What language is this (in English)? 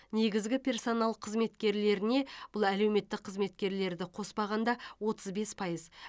Kazakh